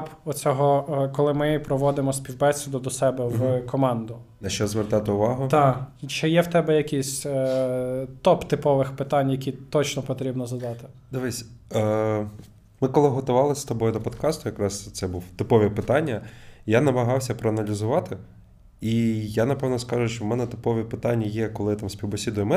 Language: Ukrainian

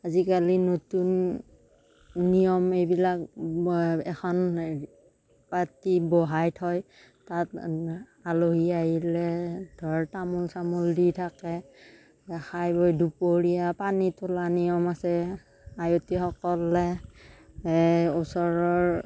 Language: Assamese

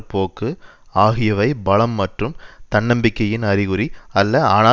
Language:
Tamil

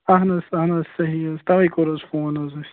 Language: Kashmiri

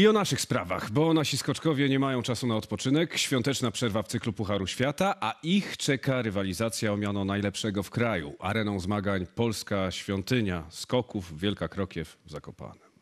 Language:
Polish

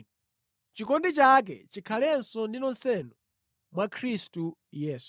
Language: Nyanja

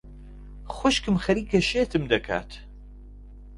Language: Central Kurdish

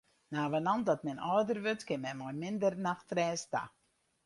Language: Western Frisian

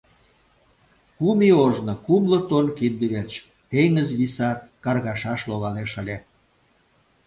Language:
Mari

